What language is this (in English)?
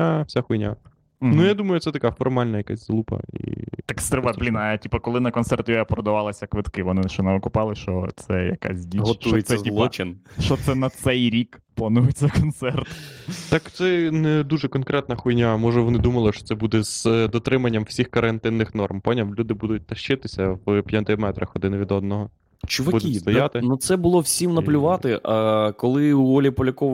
Ukrainian